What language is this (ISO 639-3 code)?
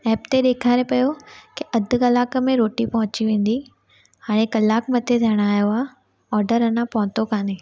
snd